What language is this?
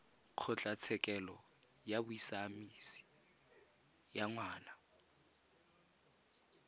Tswana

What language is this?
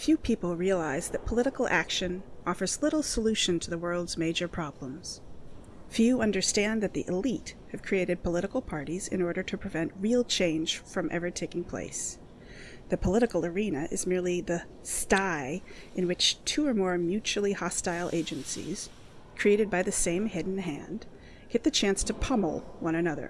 English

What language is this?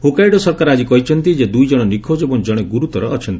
Odia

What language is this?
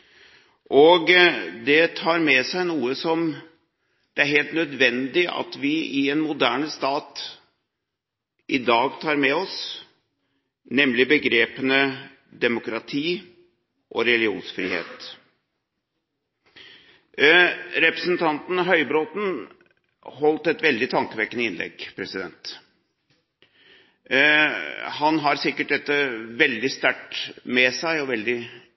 Norwegian Bokmål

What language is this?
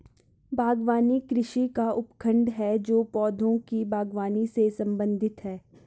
Hindi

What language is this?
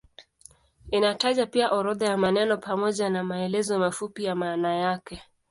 Swahili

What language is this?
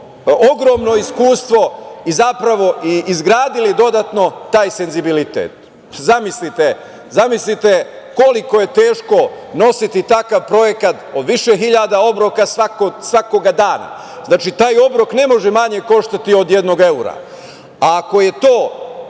Serbian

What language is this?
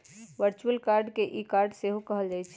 Magahi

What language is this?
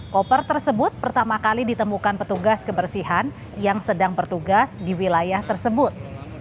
Indonesian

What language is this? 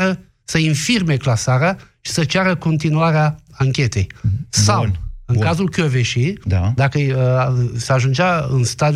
Romanian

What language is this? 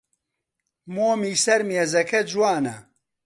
Central Kurdish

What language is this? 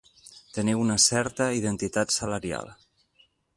Catalan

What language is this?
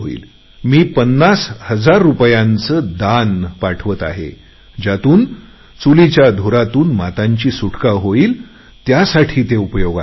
Marathi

